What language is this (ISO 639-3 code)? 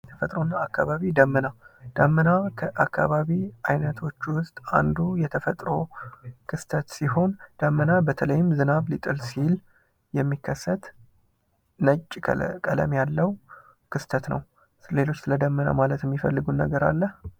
amh